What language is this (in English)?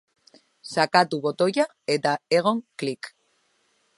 Basque